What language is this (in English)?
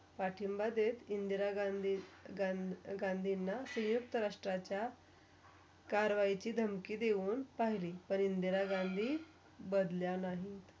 Marathi